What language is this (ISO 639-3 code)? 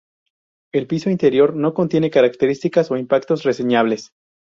spa